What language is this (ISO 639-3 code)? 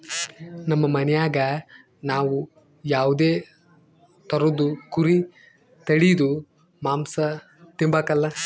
kan